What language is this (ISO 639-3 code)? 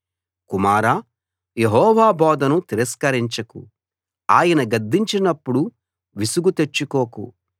tel